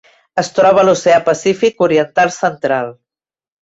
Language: Catalan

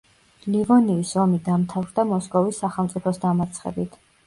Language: Georgian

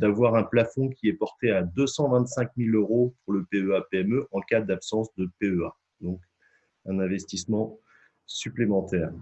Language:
French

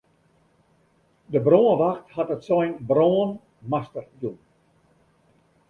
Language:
Western Frisian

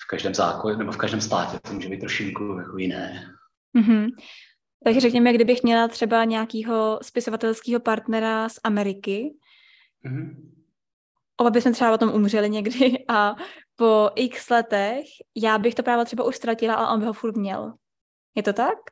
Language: Czech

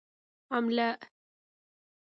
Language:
Arabic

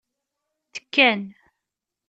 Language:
Kabyle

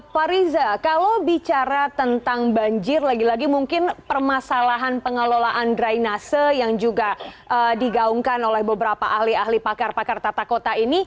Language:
Indonesian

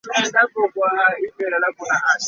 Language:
Ganda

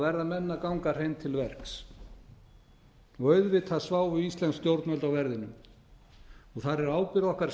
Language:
Icelandic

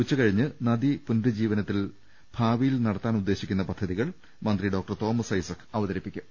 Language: Malayalam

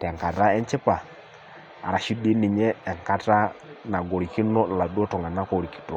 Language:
Masai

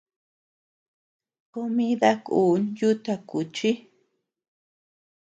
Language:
Tepeuxila Cuicatec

